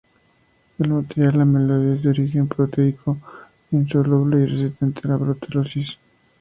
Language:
Spanish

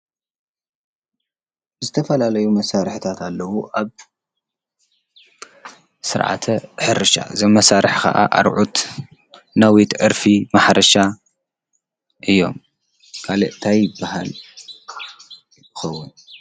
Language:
Tigrinya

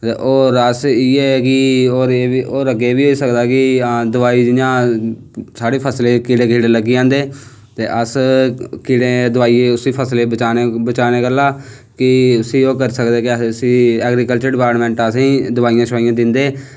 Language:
Dogri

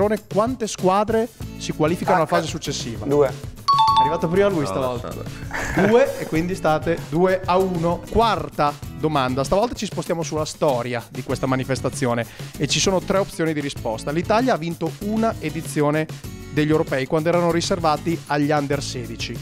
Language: Italian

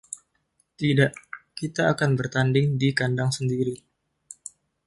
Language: Indonesian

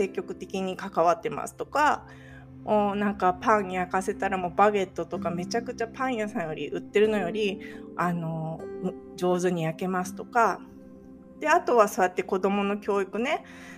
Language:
Japanese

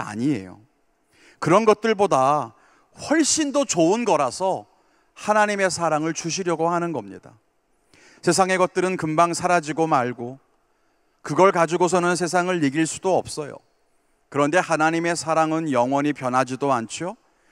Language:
Korean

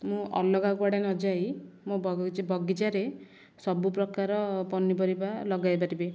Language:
Odia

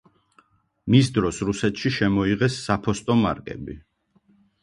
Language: Georgian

